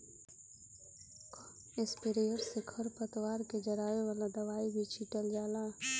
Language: Bhojpuri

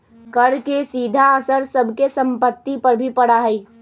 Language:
Magahi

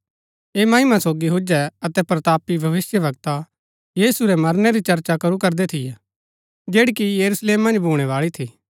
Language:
Gaddi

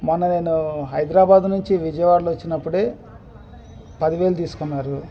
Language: Telugu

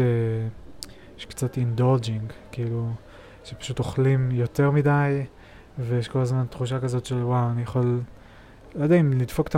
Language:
Hebrew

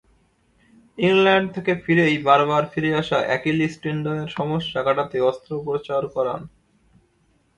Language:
Bangla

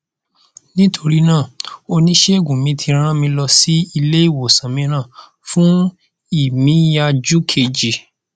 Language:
Yoruba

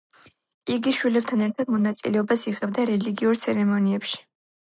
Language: Georgian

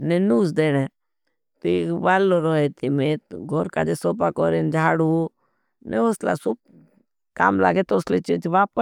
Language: Bhili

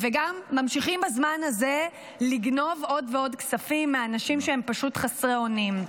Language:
Hebrew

